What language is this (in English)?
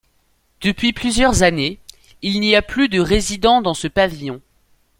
French